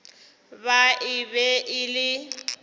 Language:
Northern Sotho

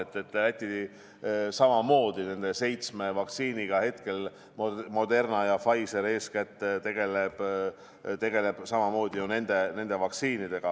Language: Estonian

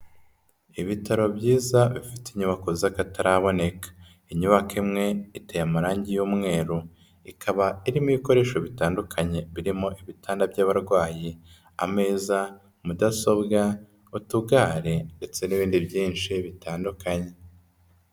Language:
Kinyarwanda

